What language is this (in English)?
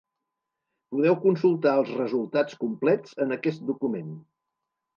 Catalan